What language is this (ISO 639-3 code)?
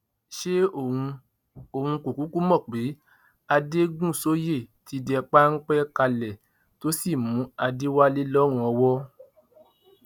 yor